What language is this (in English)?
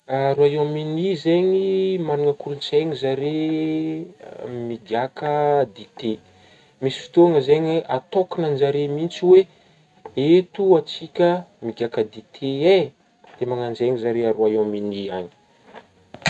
Northern Betsimisaraka Malagasy